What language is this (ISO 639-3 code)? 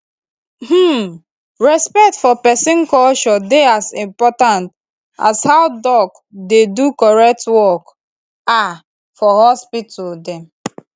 pcm